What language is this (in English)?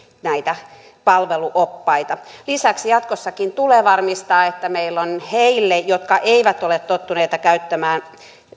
Finnish